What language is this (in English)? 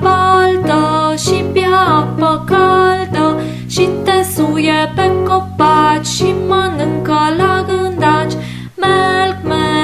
Romanian